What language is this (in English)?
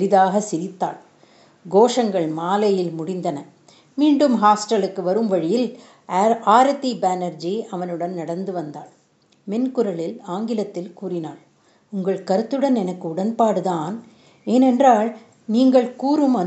Tamil